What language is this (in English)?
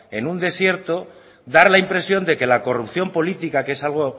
Spanish